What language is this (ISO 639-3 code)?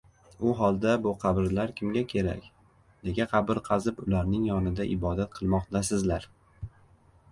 uzb